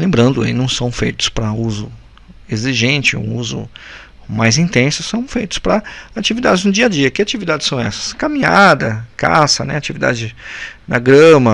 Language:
Portuguese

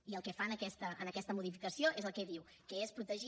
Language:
Catalan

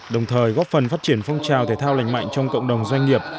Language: Vietnamese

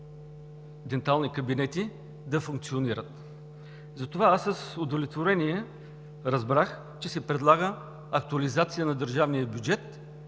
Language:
Bulgarian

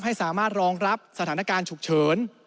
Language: Thai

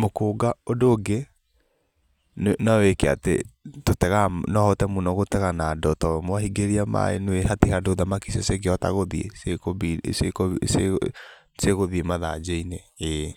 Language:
Kikuyu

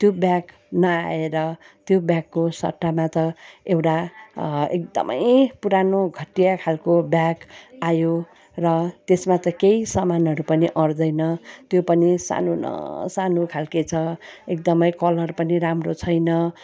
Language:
Nepali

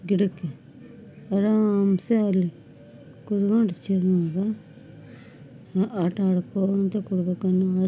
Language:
Kannada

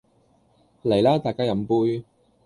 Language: Cantonese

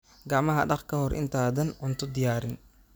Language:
Somali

